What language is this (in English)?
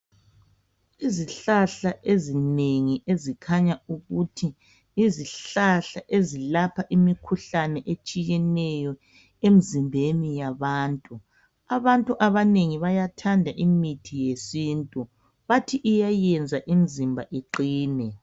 North Ndebele